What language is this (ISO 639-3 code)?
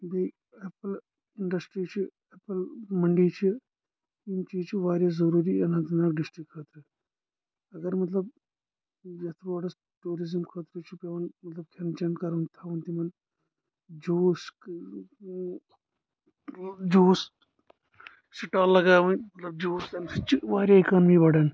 kas